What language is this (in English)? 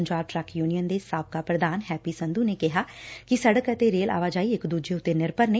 Punjabi